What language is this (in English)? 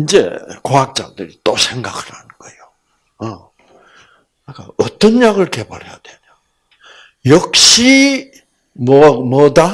Korean